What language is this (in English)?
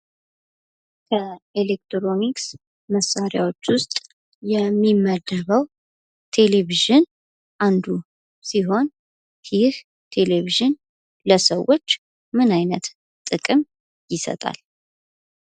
Amharic